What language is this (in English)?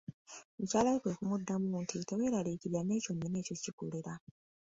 Ganda